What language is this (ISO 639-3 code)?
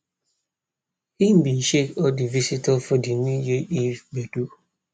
pcm